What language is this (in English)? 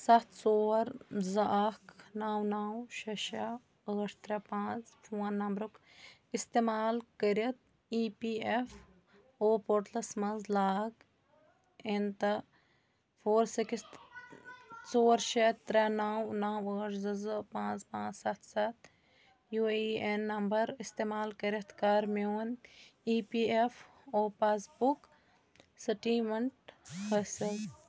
Kashmiri